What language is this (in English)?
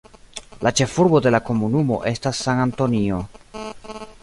Esperanto